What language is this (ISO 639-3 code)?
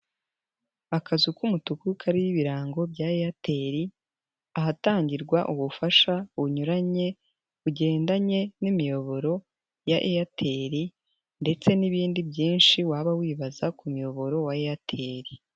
kin